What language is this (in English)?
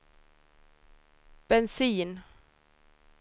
Swedish